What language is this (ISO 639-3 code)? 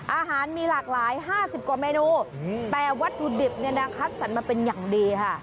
tha